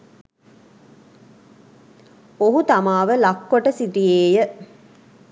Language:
Sinhala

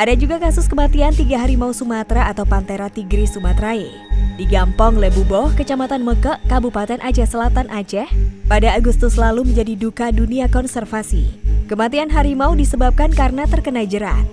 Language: Indonesian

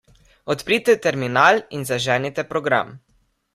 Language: Slovenian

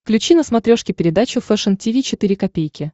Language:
Russian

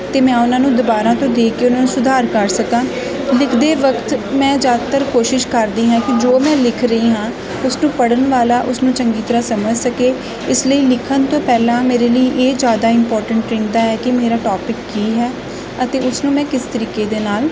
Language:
Punjabi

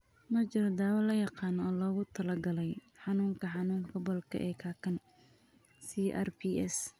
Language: Somali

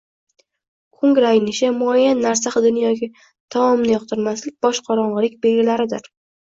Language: Uzbek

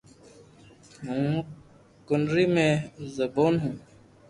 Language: Loarki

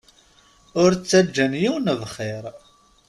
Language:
Kabyle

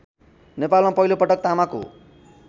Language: Nepali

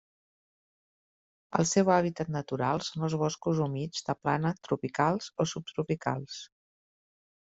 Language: Catalan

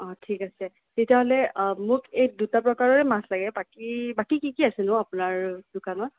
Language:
Assamese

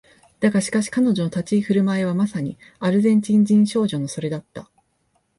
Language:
Japanese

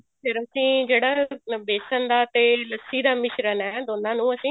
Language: Punjabi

